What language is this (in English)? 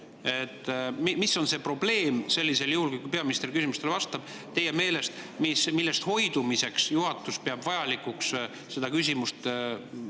Estonian